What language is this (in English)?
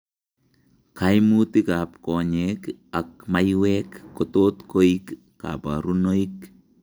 Kalenjin